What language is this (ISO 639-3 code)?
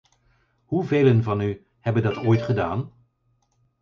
nld